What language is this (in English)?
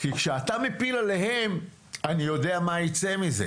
Hebrew